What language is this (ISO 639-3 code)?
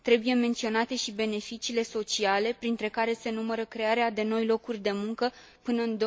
ron